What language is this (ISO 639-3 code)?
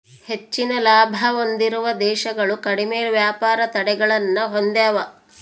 kan